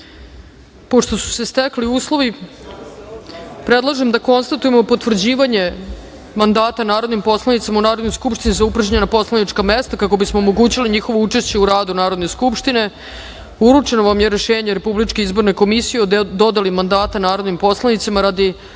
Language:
Serbian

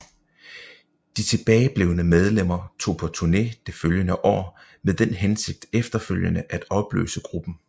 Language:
Danish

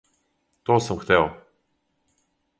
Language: Serbian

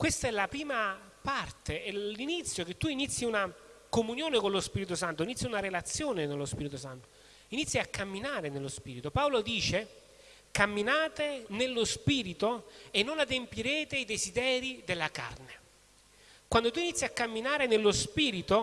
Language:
Italian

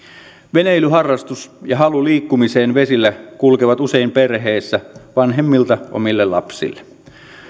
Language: Finnish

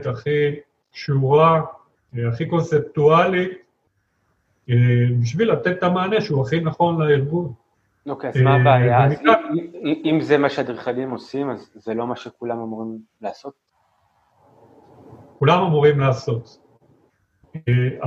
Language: Hebrew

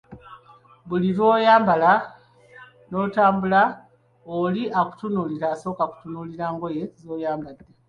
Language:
Ganda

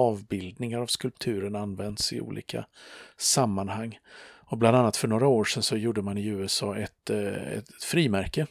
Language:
Swedish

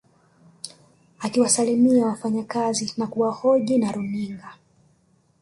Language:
Swahili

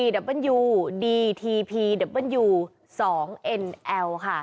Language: Thai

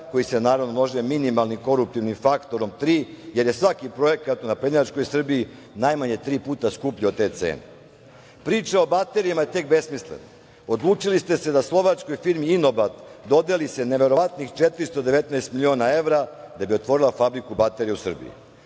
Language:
Serbian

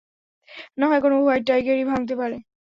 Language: Bangla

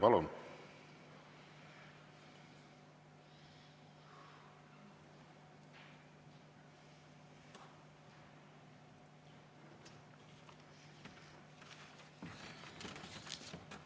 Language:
Estonian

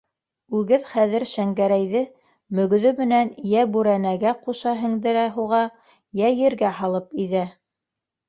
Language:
Bashkir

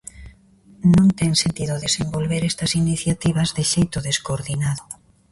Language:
Galician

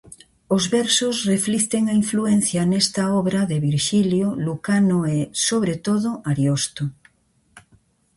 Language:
Galician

